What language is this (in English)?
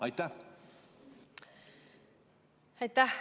Estonian